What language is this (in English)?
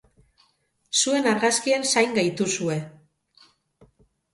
Basque